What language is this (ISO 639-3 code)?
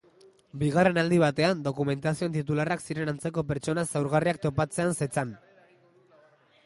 eus